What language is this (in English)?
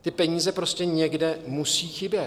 Czech